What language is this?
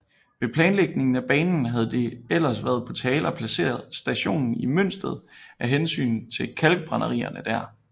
Danish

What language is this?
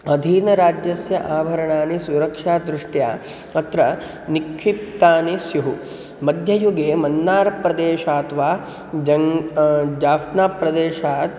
Sanskrit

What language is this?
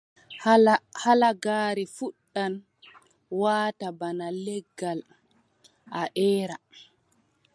Adamawa Fulfulde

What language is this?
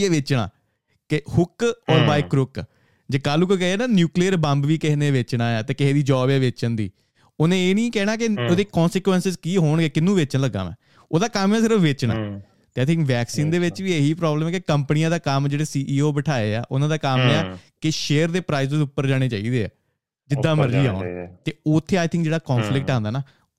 Punjabi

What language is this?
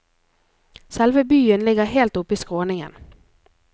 Norwegian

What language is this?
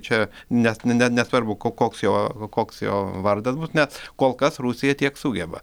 Lithuanian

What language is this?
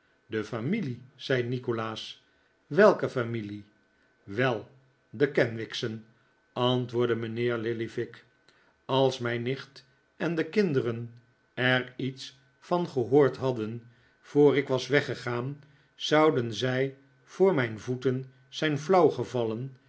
Dutch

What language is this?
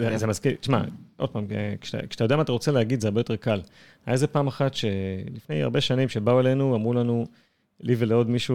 Hebrew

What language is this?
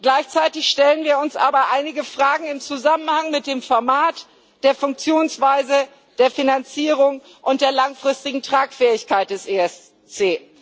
German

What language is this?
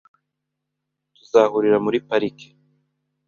Kinyarwanda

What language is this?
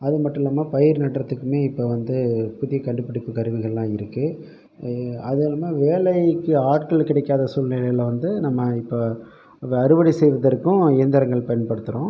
Tamil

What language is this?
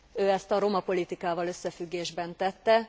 Hungarian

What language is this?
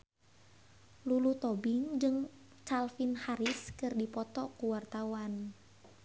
Sundanese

